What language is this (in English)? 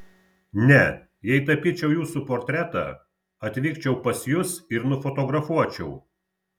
Lithuanian